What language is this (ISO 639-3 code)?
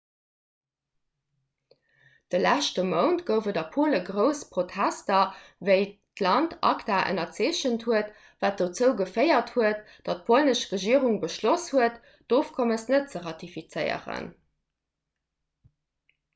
ltz